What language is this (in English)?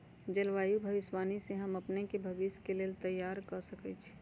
Magahi